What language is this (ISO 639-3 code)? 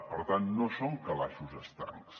cat